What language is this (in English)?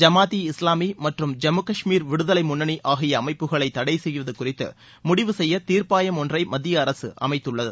Tamil